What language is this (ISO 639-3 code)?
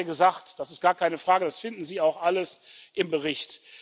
deu